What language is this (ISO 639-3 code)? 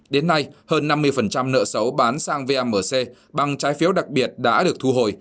vie